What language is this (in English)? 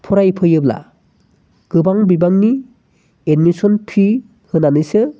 Bodo